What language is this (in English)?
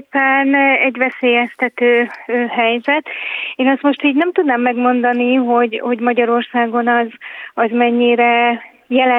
Hungarian